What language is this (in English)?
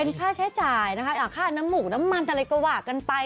Thai